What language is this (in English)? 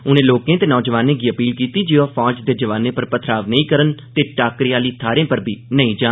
Dogri